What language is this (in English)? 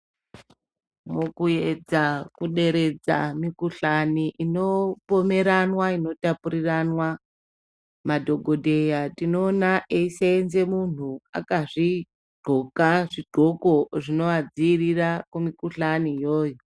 Ndau